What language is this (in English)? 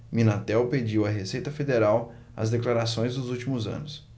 Portuguese